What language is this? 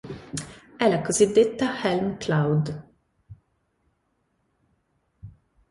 Italian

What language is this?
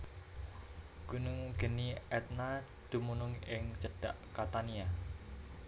Javanese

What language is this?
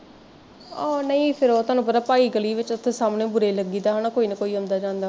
Punjabi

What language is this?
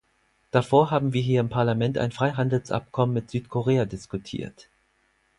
German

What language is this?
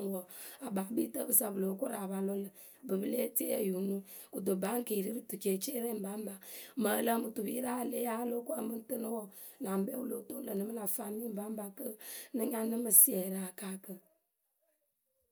Akebu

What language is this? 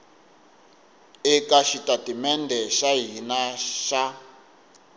Tsonga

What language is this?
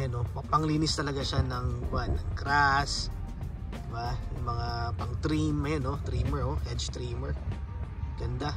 Filipino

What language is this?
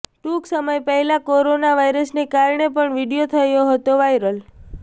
Gujarati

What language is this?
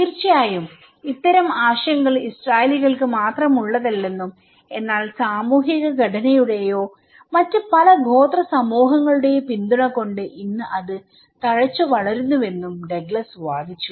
Malayalam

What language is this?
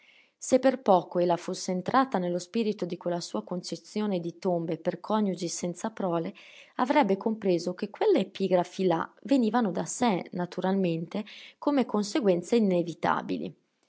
Italian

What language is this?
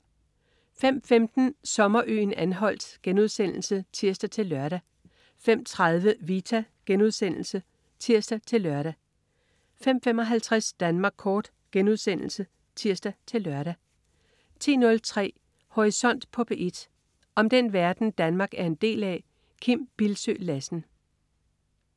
Danish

